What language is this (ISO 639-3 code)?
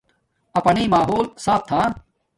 dmk